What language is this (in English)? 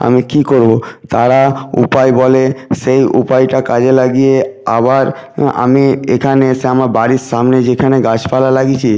Bangla